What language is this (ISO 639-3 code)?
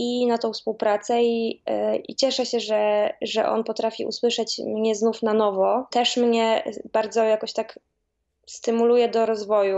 pol